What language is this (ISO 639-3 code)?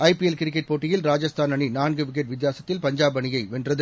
tam